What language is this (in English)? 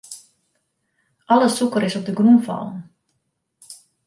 Western Frisian